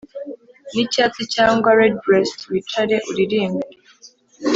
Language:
Kinyarwanda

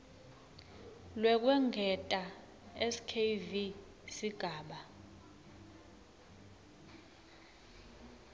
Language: Swati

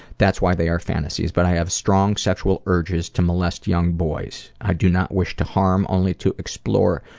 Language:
English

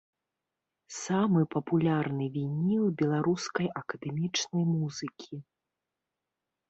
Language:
Belarusian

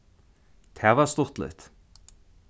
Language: Faroese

